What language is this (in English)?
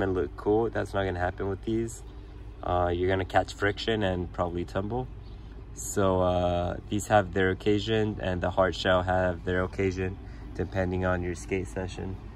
English